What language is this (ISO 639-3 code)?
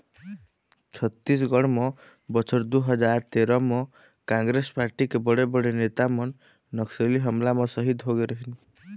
hne